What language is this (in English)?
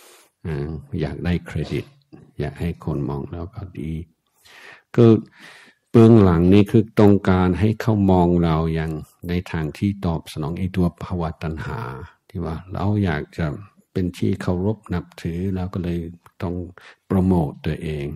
Thai